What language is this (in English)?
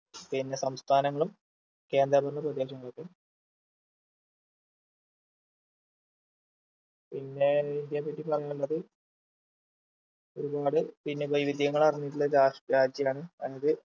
Malayalam